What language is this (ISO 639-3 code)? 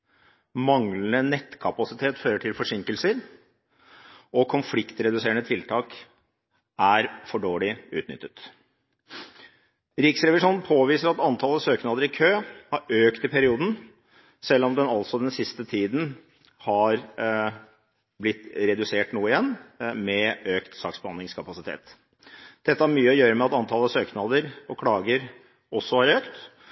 nob